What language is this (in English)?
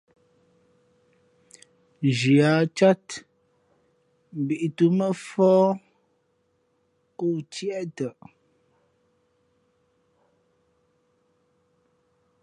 Fe'fe'